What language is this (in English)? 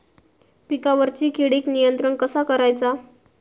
Marathi